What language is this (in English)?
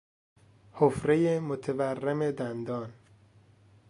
Persian